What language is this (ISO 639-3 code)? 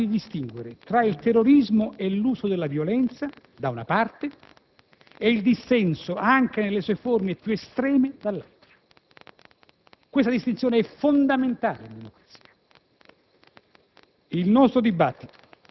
ita